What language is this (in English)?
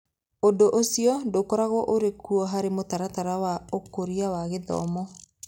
Kikuyu